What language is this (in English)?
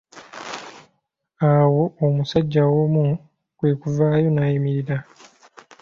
Ganda